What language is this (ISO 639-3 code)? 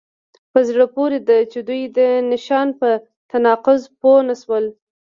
pus